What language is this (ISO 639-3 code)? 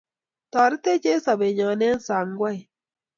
kln